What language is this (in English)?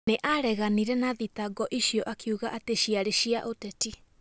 Kikuyu